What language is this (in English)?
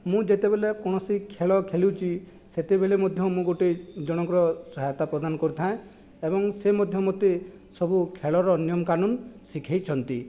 Odia